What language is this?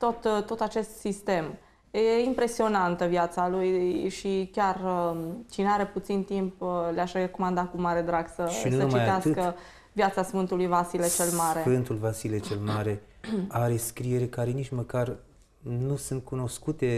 Romanian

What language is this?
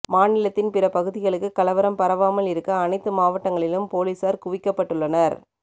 Tamil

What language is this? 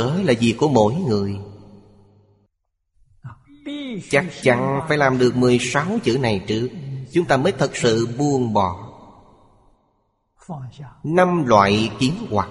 Vietnamese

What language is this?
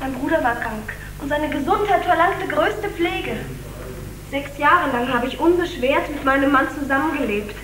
German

